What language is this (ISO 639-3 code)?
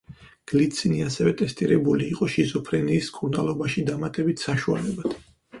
kat